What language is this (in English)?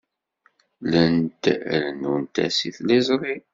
Kabyle